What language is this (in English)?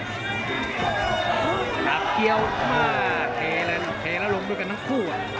Thai